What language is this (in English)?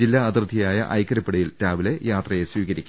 Malayalam